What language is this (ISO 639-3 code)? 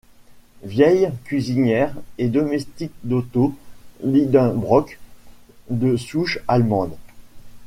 fra